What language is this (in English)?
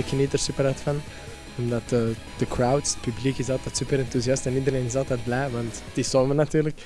Dutch